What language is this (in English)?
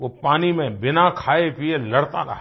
Hindi